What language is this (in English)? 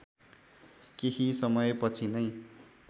Nepali